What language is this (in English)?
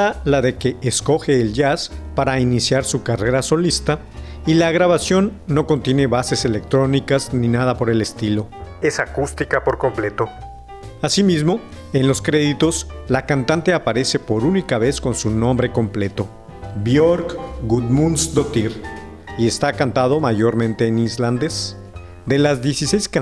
Spanish